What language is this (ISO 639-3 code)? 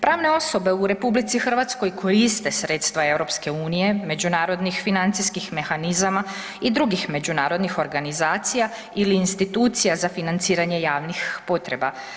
hrv